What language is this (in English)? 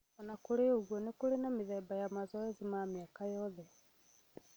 Kikuyu